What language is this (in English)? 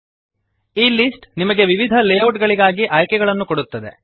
Kannada